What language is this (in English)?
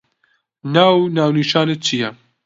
Central Kurdish